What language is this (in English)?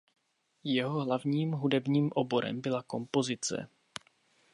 Czech